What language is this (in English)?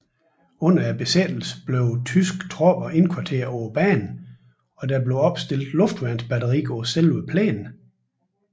Danish